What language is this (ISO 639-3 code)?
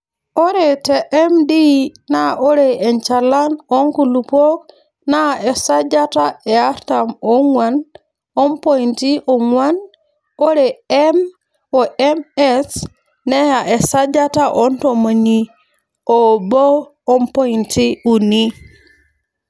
mas